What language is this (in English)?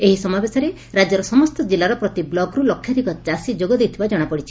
Odia